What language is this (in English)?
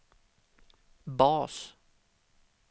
Swedish